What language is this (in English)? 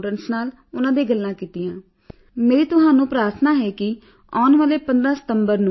Punjabi